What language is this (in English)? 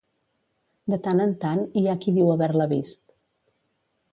Catalan